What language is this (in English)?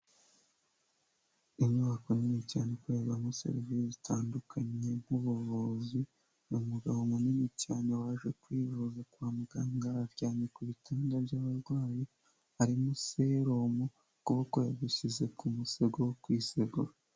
Kinyarwanda